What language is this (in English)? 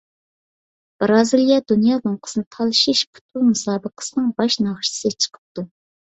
Uyghur